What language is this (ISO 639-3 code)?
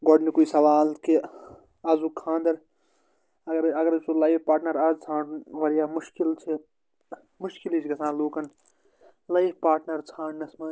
kas